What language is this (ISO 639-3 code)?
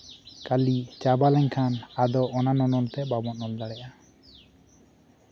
sat